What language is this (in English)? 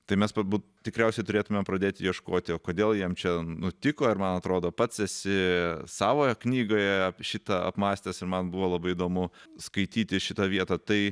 Lithuanian